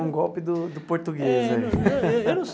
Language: Portuguese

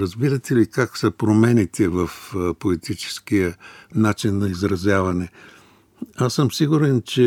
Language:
Bulgarian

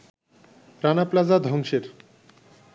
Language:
Bangla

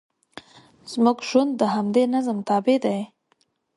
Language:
Pashto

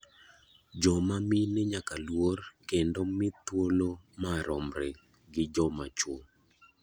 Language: Luo (Kenya and Tanzania)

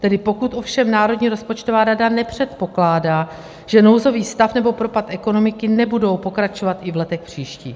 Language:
Czech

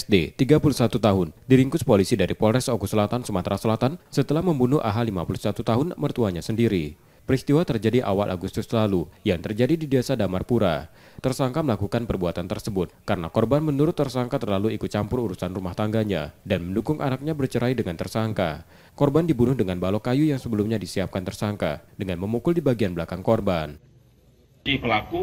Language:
Indonesian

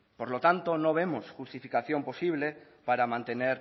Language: Spanish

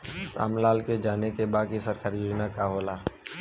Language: Bhojpuri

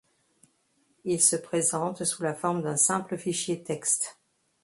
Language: French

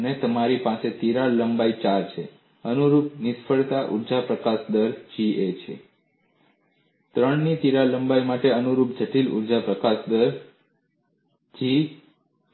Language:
Gujarati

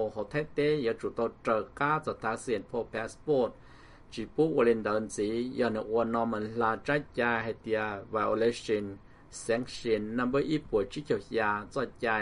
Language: Thai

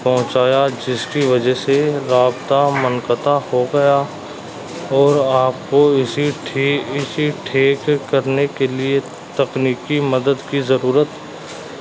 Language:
Urdu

